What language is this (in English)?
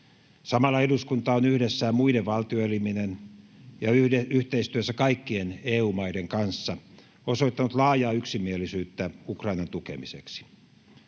Finnish